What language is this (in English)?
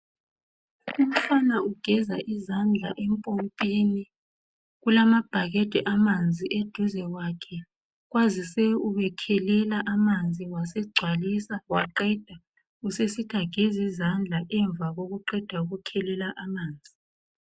North Ndebele